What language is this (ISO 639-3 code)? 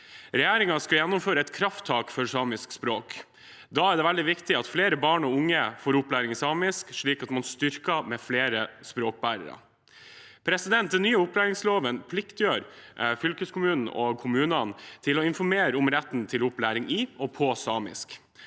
nor